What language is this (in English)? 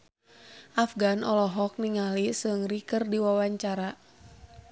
Sundanese